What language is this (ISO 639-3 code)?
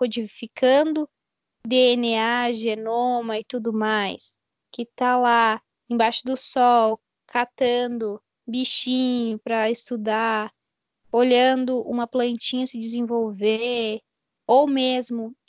por